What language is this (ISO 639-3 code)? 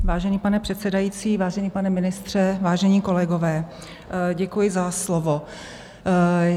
ces